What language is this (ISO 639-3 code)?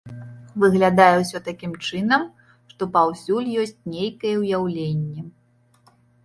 bel